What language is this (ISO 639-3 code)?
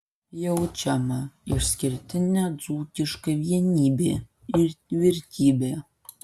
lit